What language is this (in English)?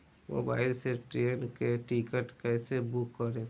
Bhojpuri